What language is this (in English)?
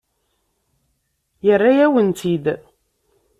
Kabyle